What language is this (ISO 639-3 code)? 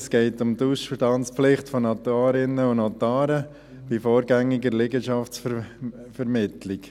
gsw